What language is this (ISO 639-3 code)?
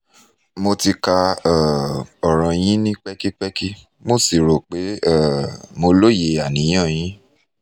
yor